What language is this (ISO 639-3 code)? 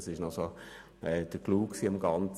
gsw